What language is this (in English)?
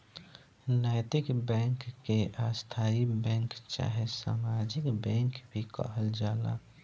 Bhojpuri